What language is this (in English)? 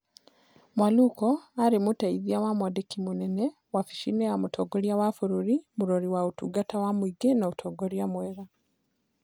Kikuyu